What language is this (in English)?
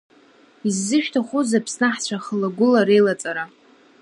Abkhazian